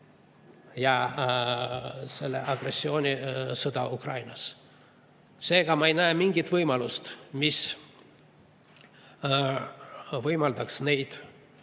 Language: Estonian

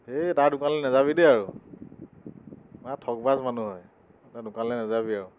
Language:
Assamese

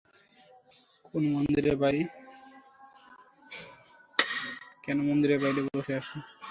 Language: Bangla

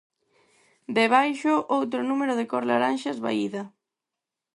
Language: Galician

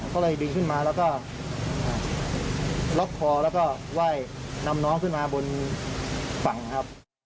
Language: Thai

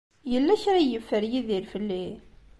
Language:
Kabyle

